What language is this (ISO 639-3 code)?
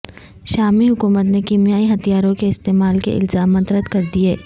urd